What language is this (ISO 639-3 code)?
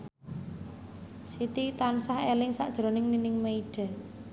jav